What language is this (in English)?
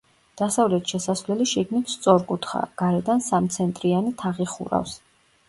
Georgian